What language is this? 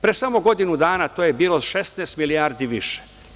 Serbian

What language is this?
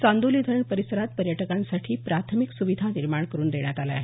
Marathi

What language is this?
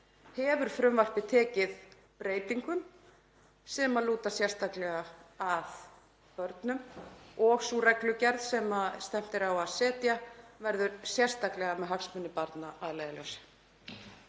Icelandic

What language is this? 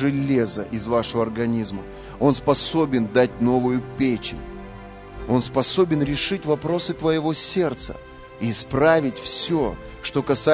Russian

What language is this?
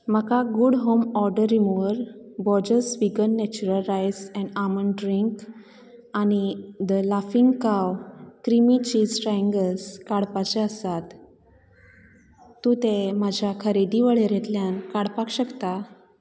Konkani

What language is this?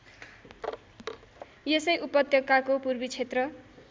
Nepali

